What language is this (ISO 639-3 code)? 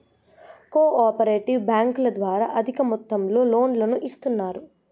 tel